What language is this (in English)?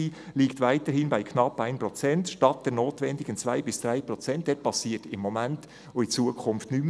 Swiss German